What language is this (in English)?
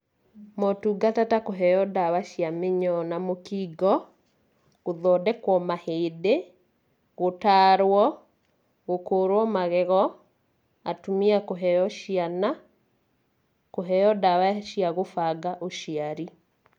Kikuyu